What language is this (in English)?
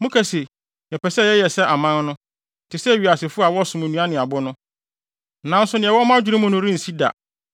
Akan